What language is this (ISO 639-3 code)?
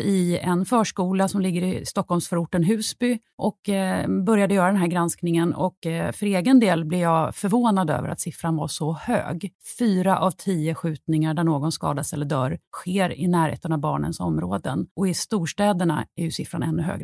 swe